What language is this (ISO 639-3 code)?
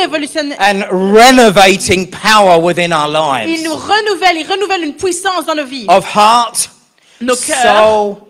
fra